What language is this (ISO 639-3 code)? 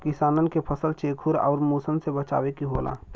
bho